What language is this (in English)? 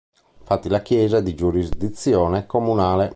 Italian